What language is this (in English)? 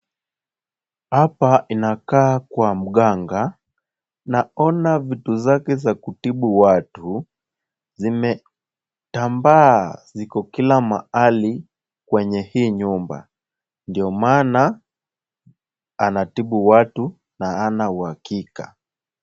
Swahili